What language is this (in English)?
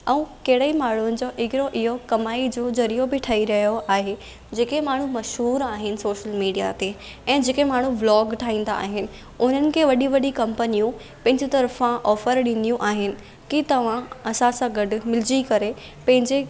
Sindhi